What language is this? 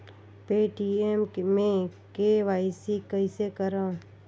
Chhattisgarhi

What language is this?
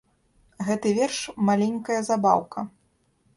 Belarusian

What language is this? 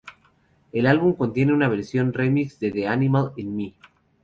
Spanish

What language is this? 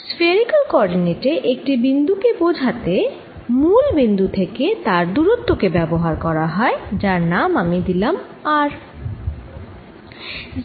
Bangla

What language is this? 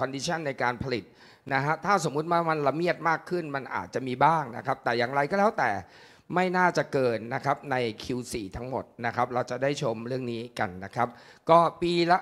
Thai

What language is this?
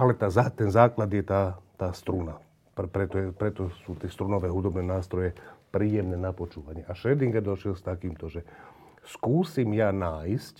Slovak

